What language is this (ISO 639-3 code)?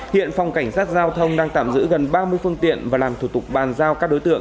vie